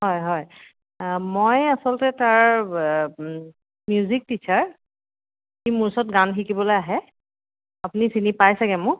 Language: Assamese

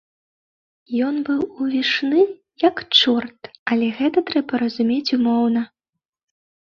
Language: Belarusian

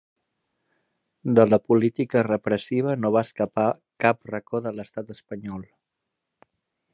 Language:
Catalan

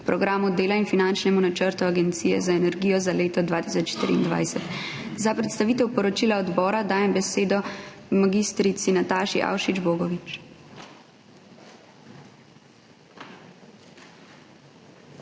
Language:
Slovenian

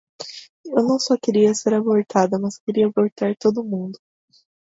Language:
Portuguese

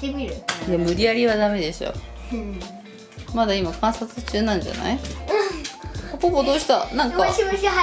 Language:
Japanese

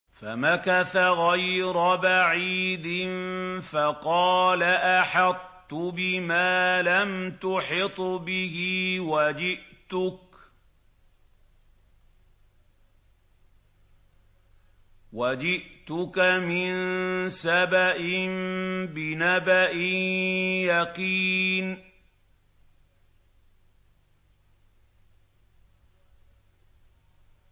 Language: Arabic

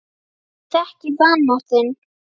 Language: Icelandic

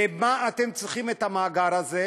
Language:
Hebrew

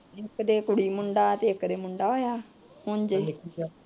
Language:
Punjabi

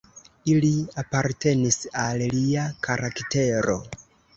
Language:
Esperanto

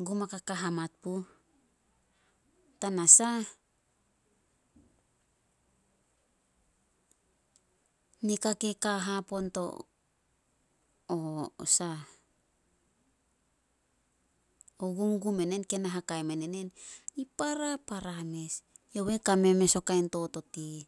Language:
Solos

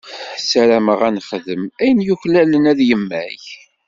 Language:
Kabyle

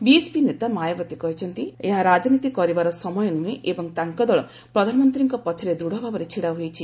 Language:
Odia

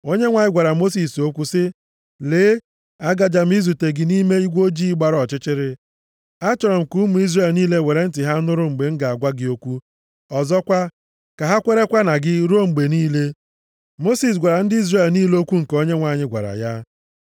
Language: Igbo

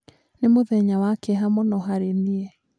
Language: Kikuyu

